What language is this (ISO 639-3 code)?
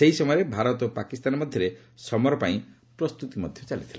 ori